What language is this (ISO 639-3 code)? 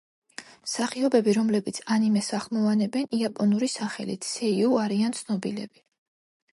kat